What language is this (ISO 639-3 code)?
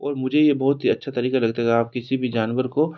hin